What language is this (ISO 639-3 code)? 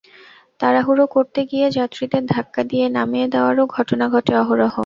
ben